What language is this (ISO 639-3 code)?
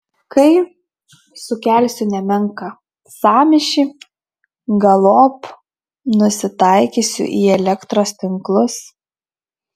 lit